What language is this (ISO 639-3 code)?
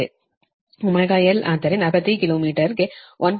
kan